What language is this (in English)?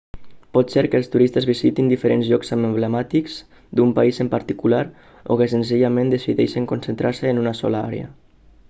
Catalan